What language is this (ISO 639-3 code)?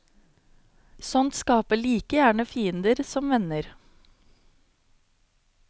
nor